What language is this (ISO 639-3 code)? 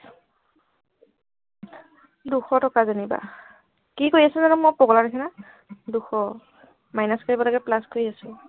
asm